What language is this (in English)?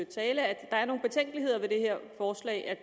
Danish